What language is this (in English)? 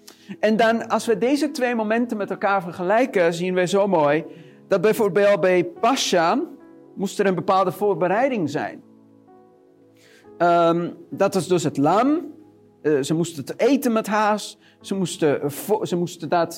Dutch